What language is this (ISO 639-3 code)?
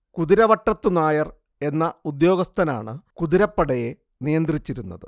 mal